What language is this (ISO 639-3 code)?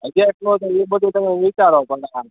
guj